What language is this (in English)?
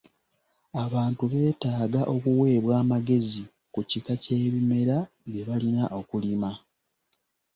Ganda